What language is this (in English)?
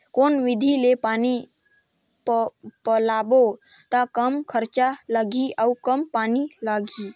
Chhattisgarhi